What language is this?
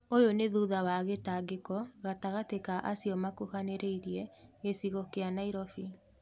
Kikuyu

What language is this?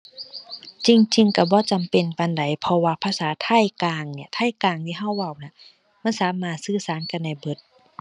Thai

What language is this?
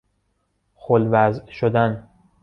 Persian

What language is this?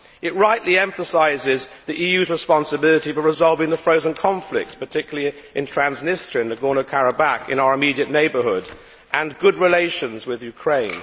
English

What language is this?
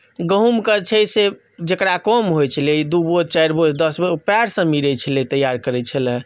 Maithili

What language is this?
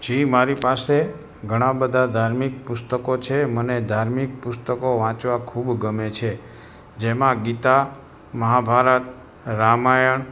Gujarati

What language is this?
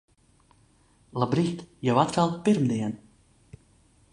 Latvian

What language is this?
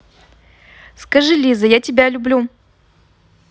Russian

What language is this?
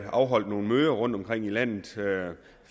Danish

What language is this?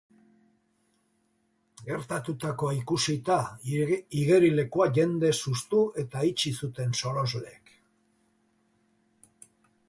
Basque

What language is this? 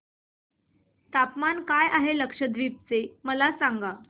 Marathi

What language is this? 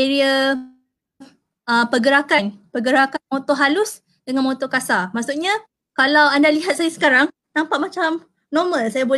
Malay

